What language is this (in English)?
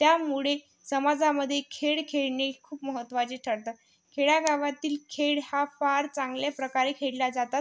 Marathi